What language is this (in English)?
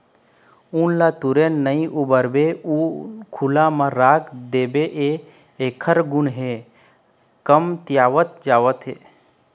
Chhattisgarhi